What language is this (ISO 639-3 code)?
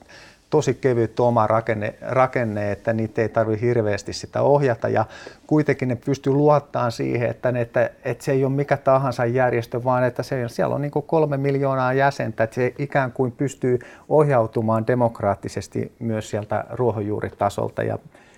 fin